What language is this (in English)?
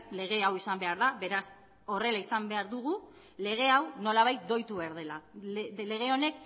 Basque